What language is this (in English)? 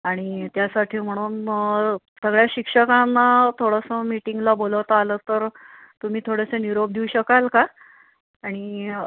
Marathi